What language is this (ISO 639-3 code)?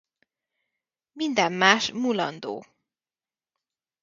hun